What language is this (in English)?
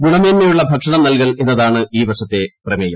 Malayalam